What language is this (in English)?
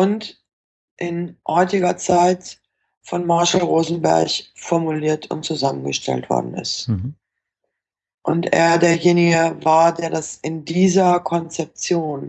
German